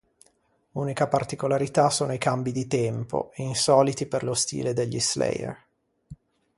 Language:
Italian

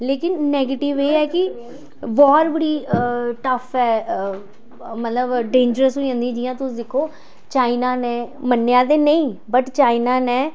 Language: Dogri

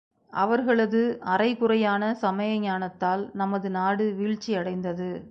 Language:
Tamil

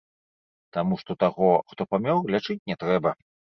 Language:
Belarusian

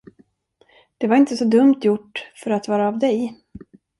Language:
Swedish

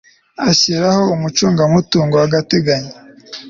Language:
Kinyarwanda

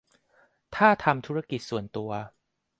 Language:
Thai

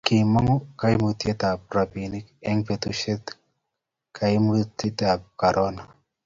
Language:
Kalenjin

